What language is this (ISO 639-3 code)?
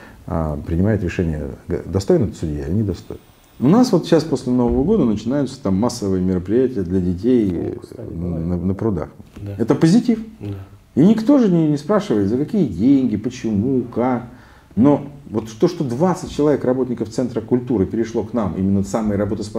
rus